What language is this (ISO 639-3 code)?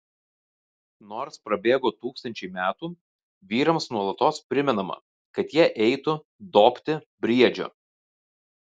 lit